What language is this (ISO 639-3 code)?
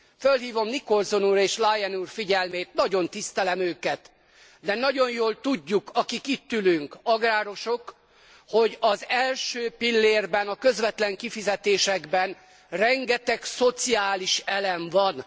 hun